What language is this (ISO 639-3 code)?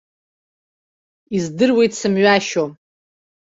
abk